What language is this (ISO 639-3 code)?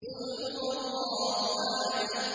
ara